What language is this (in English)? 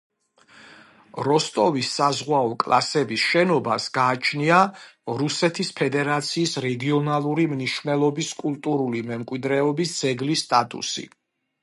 Georgian